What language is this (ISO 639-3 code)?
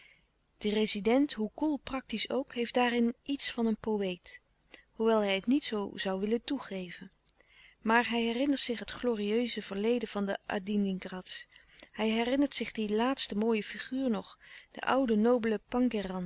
nld